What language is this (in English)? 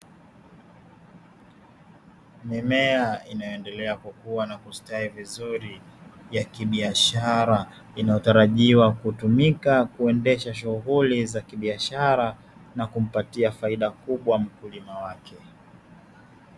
Swahili